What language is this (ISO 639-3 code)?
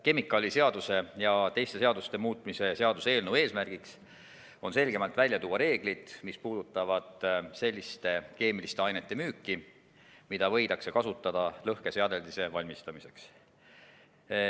est